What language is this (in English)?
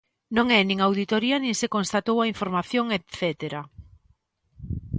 Galician